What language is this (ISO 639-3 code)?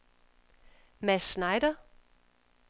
dan